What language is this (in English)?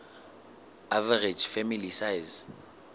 Southern Sotho